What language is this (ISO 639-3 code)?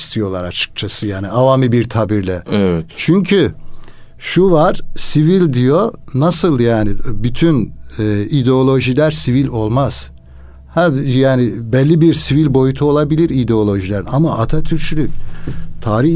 tur